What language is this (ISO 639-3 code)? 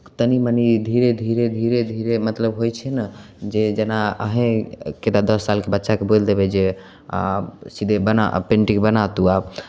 mai